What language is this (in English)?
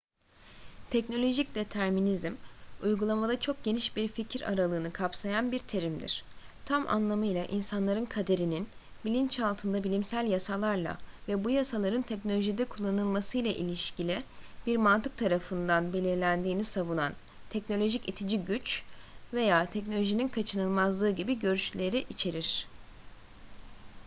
Turkish